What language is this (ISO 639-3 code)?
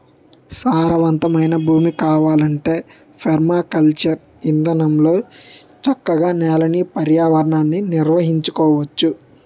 tel